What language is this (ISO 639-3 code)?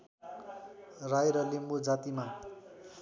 nep